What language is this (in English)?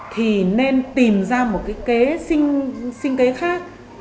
Vietnamese